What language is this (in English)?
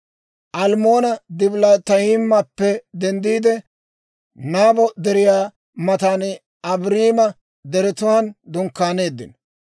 Dawro